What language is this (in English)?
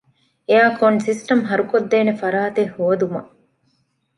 Divehi